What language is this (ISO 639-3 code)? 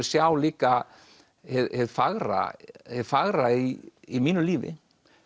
isl